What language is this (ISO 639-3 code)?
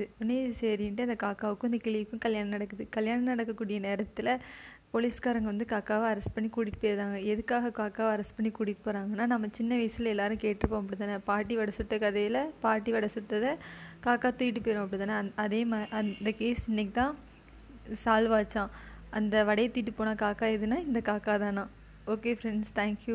tam